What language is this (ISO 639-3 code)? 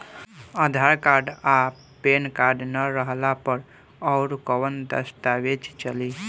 bho